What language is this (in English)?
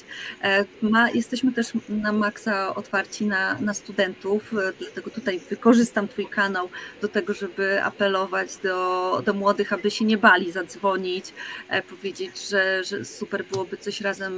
Polish